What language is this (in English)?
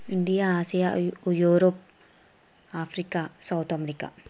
Telugu